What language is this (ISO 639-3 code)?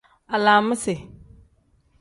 kdh